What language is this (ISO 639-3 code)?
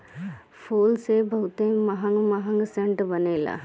bho